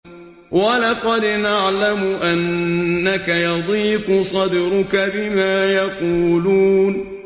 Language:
Arabic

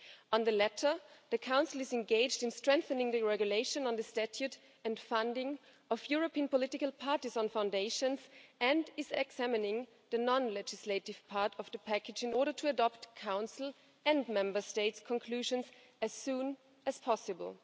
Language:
English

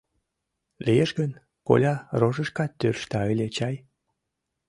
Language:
Mari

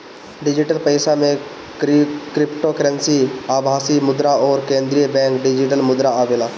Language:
Bhojpuri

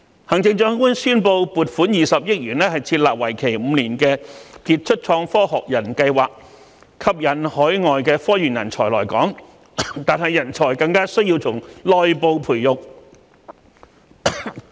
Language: Cantonese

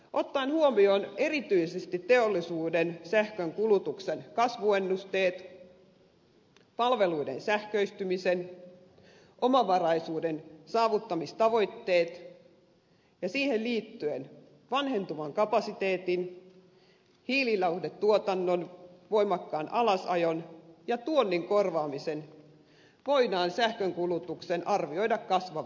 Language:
Finnish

